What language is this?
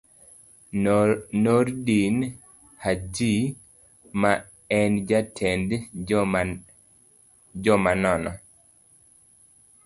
Luo (Kenya and Tanzania)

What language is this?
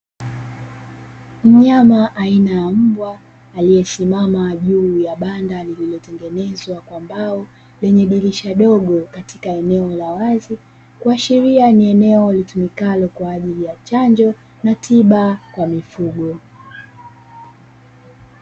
Swahili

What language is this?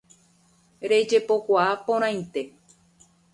Guarani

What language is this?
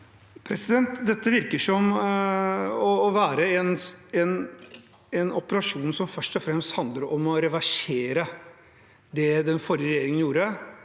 Norwegian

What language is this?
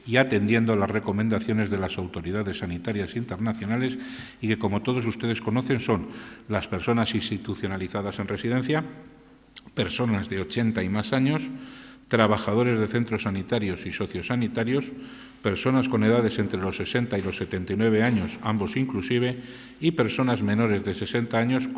Spanish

